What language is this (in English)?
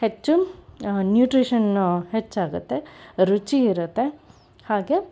Kannada